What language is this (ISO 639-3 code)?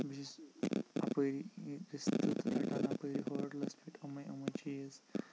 kas